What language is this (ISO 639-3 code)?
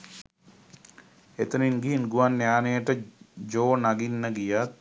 sin